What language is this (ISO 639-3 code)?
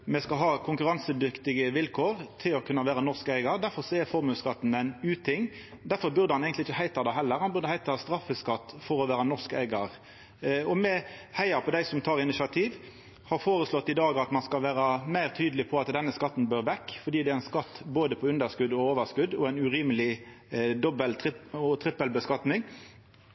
nno